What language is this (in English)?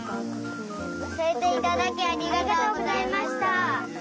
Japanese